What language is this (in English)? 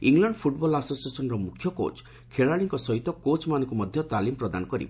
Odia